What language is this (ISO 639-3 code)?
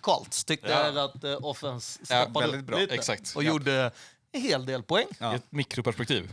swe